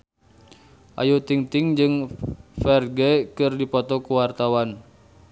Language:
Sundanese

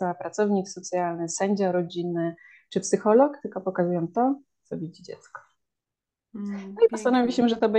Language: Polish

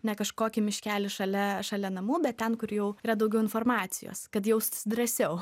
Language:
Lithuanian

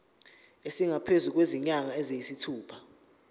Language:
Zulu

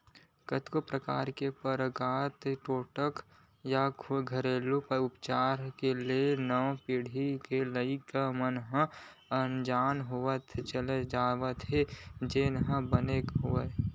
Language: Chhattisgarhi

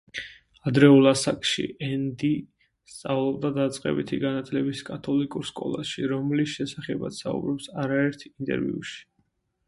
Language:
Georgian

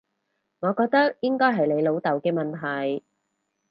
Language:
Cantonese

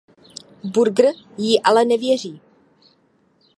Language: Czech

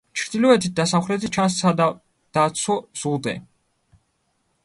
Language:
Georgian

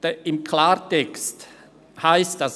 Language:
Swiss German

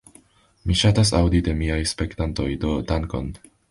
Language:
Esperanto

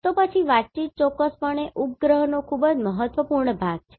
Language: Gujarati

